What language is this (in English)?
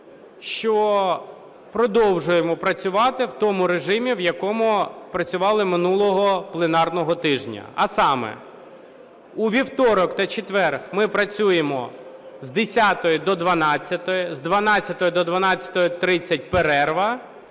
Ukrainian